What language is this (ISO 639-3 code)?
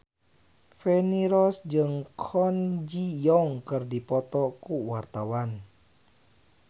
sun